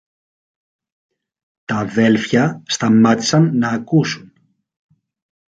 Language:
Greek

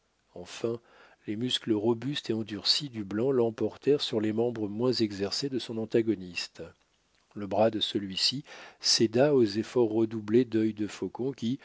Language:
French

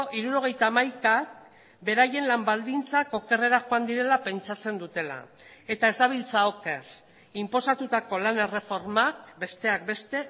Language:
Basque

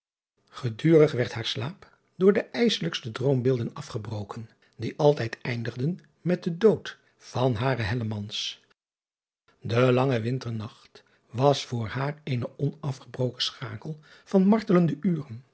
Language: Dutch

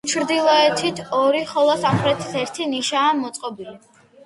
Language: Georgian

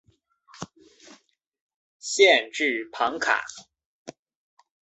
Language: Chinese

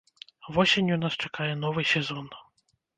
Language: Belarusian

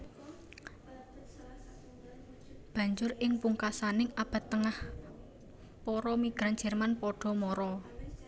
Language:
Javanese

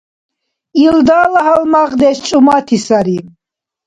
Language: Dargwa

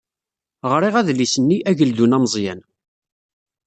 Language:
Kabyle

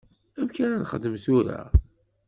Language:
Kabyle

